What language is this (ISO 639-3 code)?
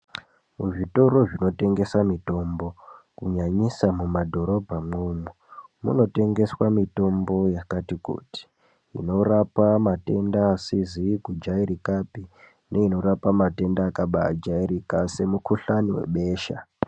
ndc